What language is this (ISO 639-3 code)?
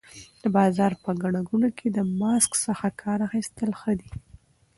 pus